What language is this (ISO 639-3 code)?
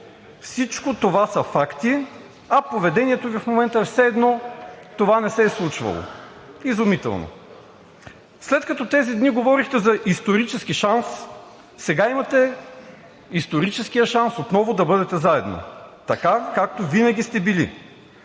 bul